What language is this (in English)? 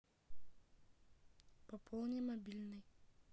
Russian